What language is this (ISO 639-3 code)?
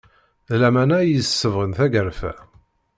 kab